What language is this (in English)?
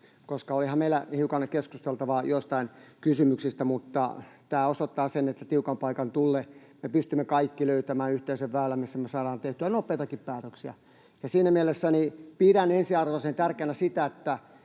Finnish